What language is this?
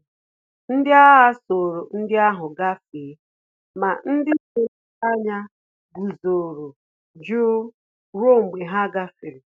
Igbo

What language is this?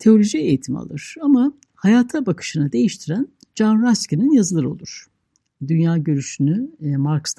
Turkish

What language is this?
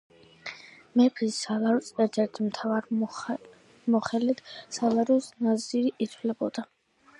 Georgian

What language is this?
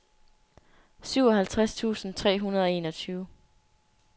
Danish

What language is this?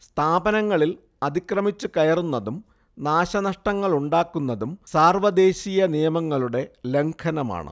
Malayalam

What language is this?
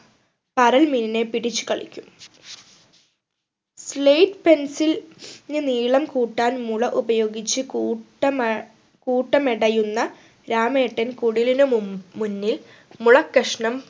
Malayalam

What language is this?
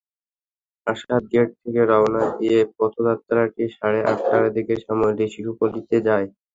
Bangla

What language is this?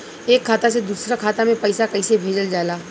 Bhojpuri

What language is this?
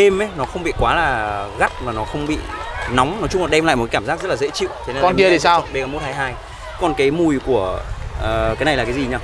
Vietnamese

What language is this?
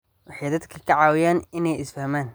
Somali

